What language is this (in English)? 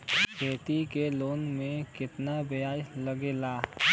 Bhojpuri